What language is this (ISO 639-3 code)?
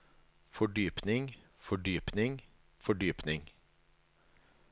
nor